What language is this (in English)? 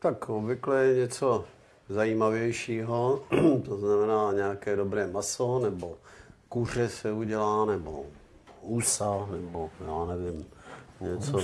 Czech